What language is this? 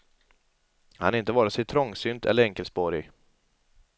Swedish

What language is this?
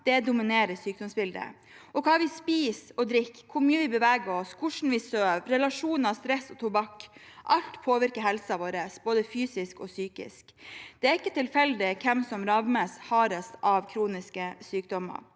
Norwegian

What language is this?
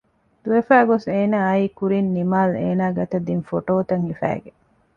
Divehi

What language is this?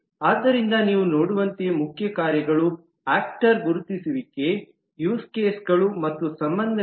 Kannada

